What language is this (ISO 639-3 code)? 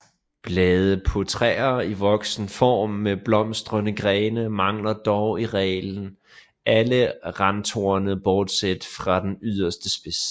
dan